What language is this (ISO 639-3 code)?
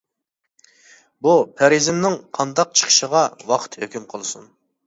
uig